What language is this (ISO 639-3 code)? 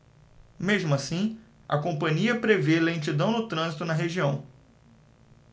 por